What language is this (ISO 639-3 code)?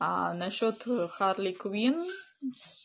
rus